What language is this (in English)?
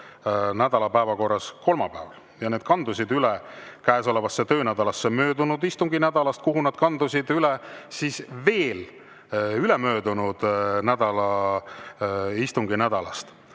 Estonian